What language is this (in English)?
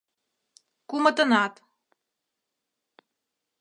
Mari